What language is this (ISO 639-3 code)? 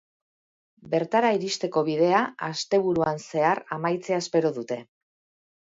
eus